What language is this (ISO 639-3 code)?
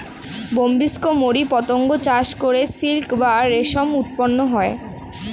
ben